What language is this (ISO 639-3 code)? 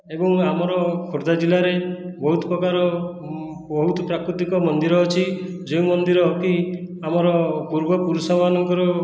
ori